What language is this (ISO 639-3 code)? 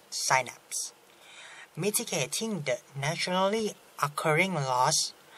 tha